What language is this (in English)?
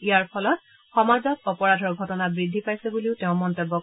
Assamese